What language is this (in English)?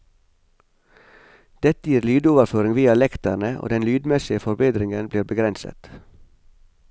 Norwegian